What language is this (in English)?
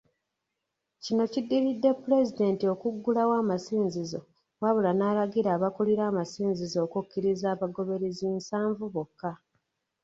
Ganda